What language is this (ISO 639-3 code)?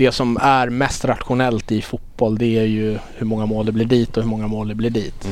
swe